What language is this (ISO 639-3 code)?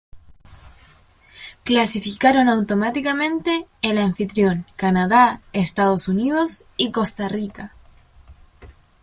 spa